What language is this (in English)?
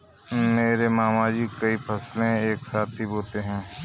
Hindi